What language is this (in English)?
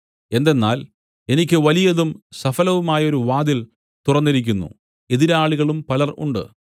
Malayalam